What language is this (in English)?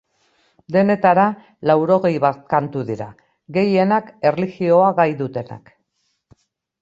Basque